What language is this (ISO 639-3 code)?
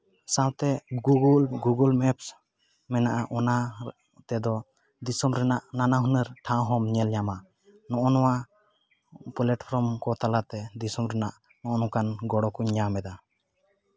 sat